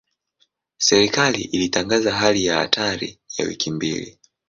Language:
Swahili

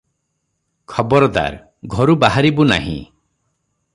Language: Odia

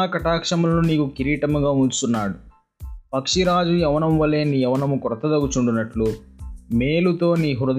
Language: Telugu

